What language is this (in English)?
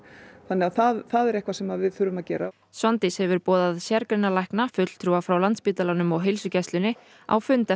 Icelandic